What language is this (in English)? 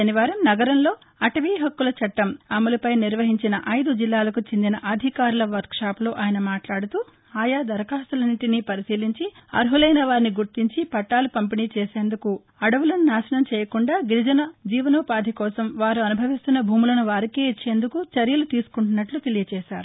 Telugu